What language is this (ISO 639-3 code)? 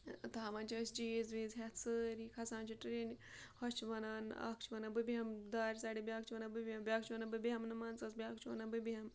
kas